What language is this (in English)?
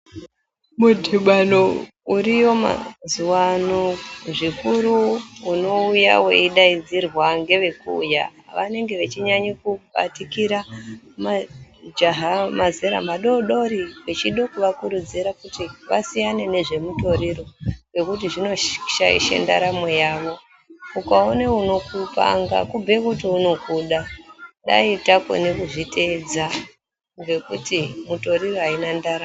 Ndau